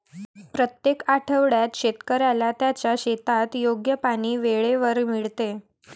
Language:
Marathi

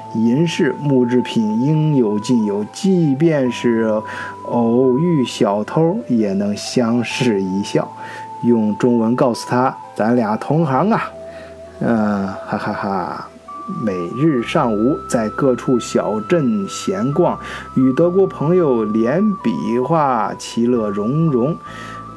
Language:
Chinese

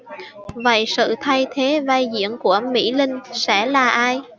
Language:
Vietnamese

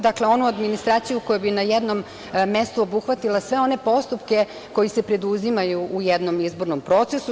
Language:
Serbian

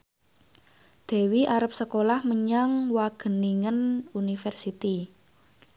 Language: Javanese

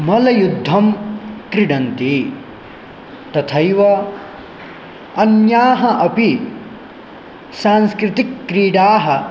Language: Sanskrit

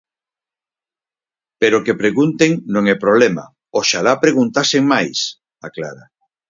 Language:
Galician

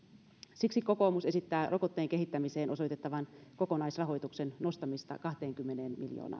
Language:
Finnish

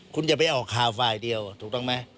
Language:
Thai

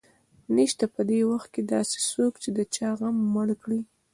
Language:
Pashto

